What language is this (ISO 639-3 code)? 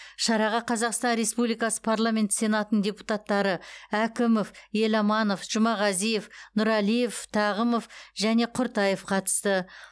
kaz